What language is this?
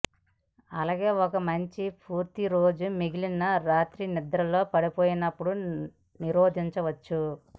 Telugu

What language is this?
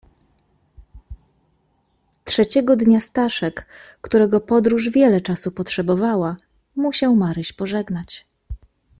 Polish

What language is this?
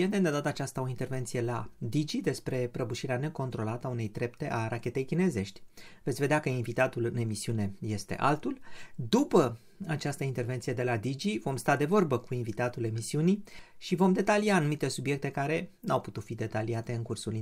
Romanian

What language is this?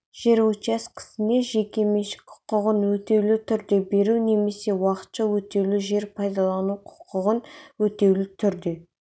Kazakh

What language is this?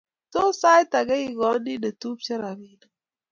Kalenjin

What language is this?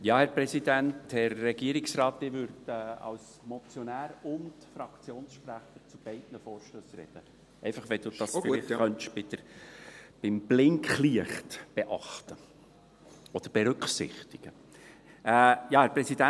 Swiss German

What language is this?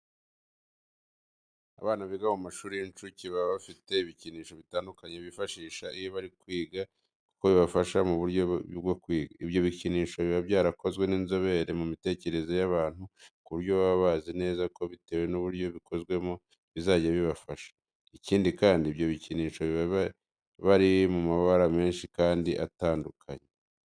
Kinyarwanda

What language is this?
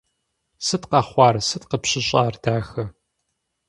Kabardian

